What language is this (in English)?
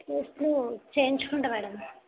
Telugu